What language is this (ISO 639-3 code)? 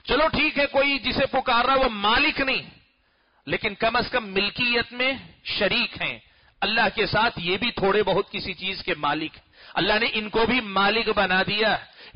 ara